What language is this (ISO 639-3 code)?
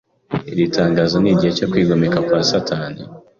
kin